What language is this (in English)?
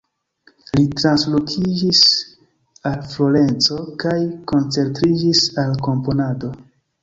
Esperanto